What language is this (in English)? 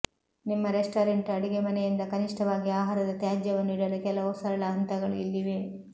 Kannada